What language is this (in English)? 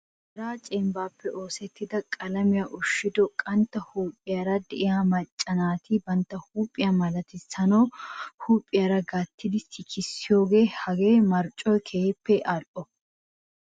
Wolaytta